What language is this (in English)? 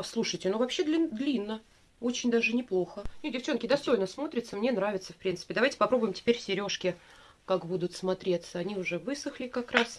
Russian